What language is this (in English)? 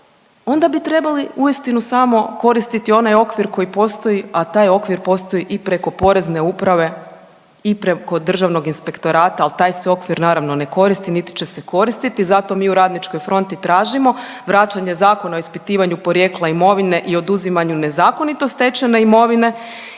Croatian